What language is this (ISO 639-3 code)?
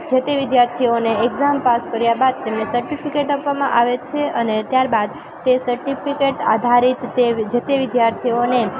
guj